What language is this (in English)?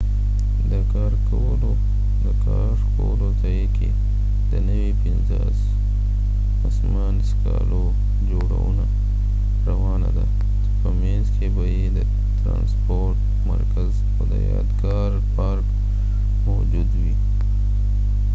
Pashto